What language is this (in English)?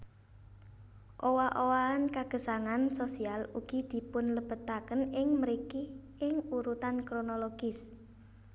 Javanese